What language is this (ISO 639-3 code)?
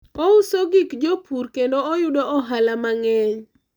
luo